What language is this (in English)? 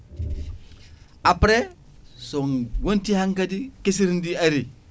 Fula